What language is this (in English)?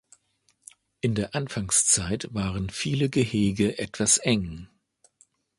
German